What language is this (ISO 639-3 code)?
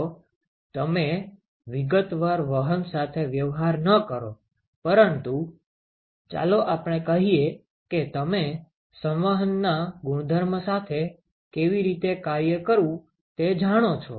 guj